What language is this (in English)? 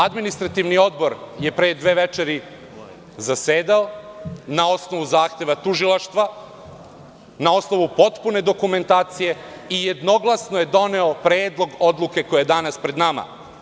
Serbian